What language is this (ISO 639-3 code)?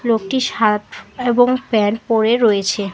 ben